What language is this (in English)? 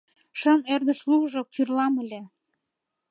Mari